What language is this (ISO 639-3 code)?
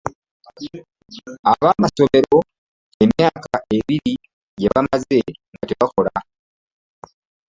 lug